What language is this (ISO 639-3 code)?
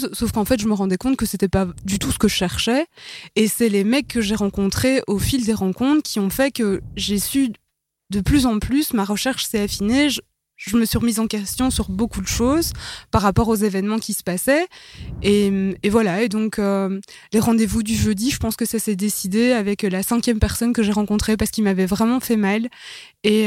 fra